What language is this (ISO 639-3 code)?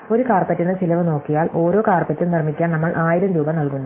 mal